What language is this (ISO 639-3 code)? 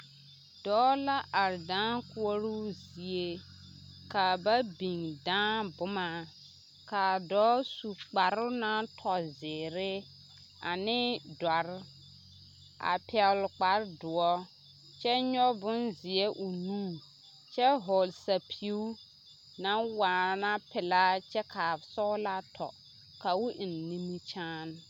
dga